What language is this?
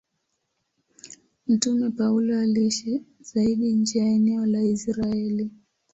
Swahili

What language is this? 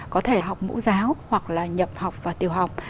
Vietnamese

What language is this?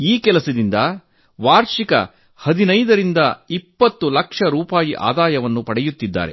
Kannada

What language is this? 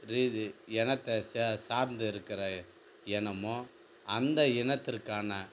Tamil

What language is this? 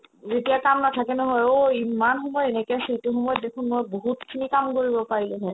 Assamese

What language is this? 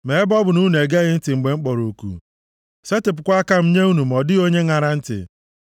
Igbo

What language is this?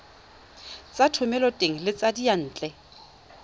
Tswana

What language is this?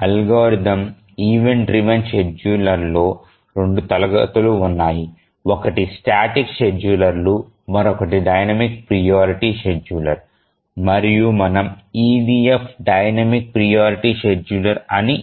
Telugu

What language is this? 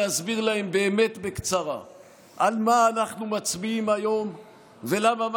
Hebrew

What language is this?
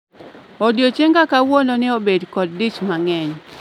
Luo (Kenya and Tanzania)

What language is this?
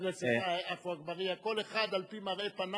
Hebrew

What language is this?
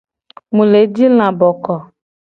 Gen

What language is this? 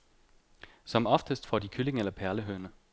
Danish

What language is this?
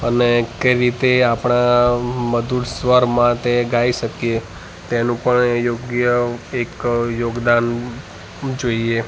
Gujarati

